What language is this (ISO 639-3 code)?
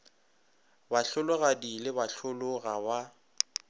nso